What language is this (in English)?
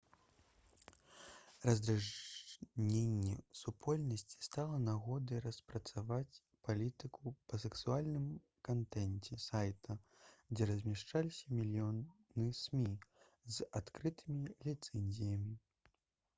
Belarusian